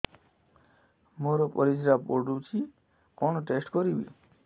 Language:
Odia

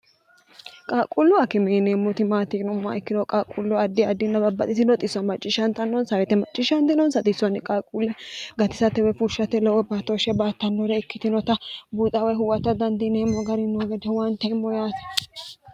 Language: Sidamo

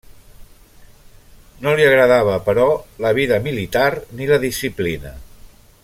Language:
Catalan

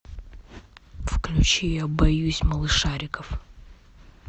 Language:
Russian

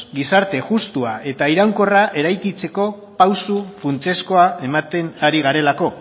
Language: Basque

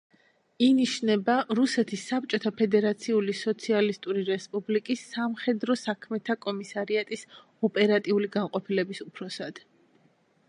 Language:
Georgian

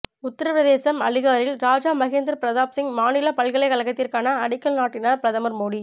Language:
Tamil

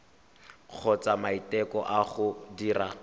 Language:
Tswana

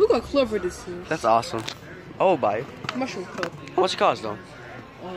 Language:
English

